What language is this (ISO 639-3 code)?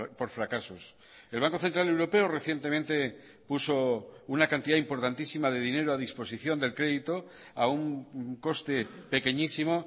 spa